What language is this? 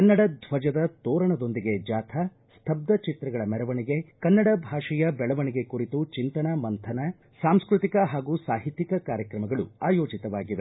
Kannada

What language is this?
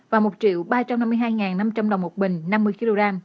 Vietnamese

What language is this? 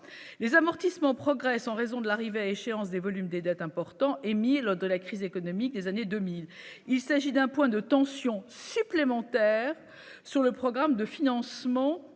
French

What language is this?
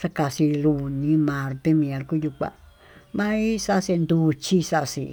Tututepec Mixtec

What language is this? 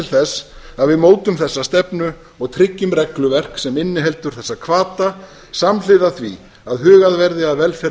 Icelandic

